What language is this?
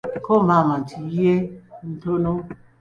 Ganda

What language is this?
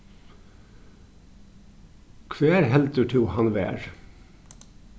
Faroese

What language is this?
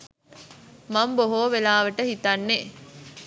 Sinhala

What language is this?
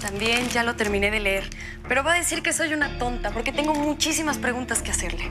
Spanish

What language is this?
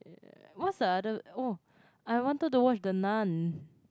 English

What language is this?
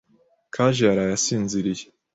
Kinyarwanda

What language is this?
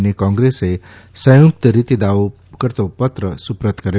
Gujarati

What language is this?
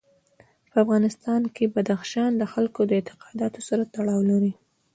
Pashto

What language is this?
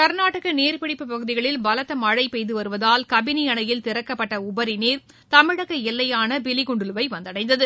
Tamil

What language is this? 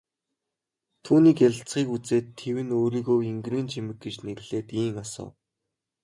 Mongolian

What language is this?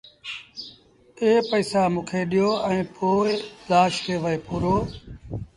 Sindhi Bhil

